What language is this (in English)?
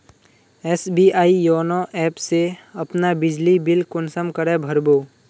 Magahi